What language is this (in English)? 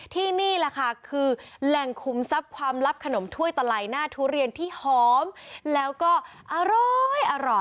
Thai